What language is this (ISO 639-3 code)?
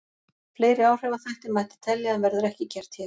isl